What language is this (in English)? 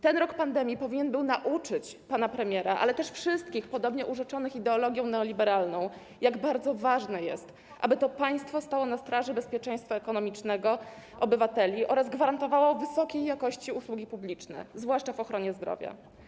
Polish